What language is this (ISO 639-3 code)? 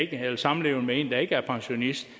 dan